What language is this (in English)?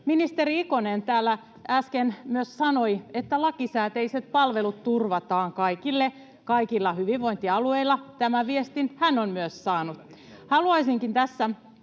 Finnish